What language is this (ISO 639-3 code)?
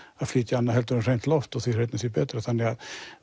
isl